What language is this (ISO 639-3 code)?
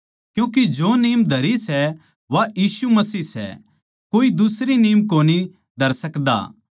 bgc